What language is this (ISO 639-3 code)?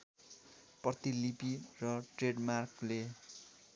nep